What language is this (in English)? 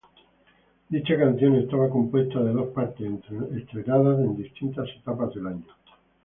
Spanish